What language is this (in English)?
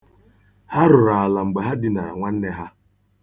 Igbo